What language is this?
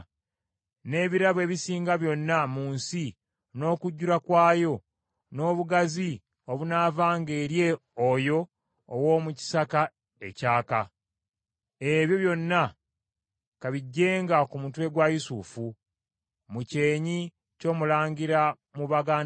Ganda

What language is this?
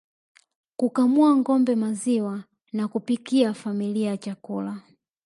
Swahili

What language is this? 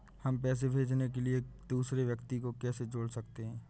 Hindi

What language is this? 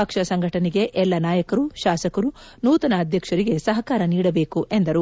Kannada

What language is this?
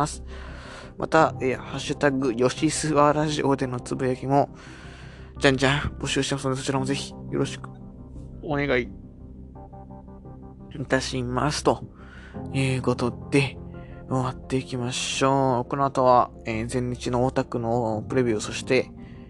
Japanese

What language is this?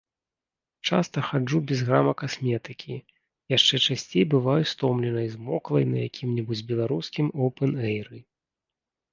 Belarusian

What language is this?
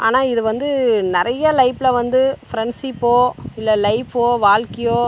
Tamil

